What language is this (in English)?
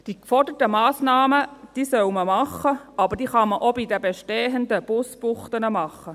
Swiss German